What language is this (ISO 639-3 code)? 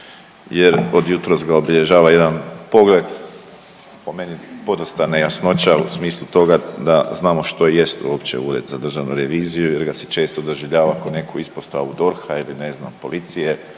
hrv